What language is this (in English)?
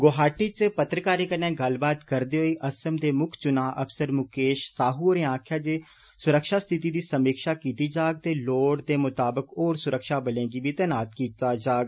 Dogri